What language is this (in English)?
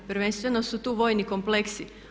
Croatian